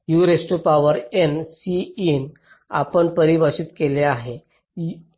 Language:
Marathi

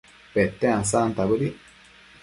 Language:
Matsés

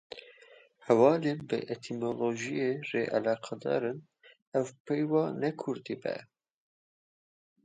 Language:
Kurdish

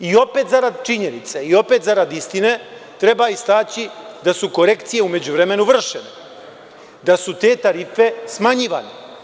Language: Serbian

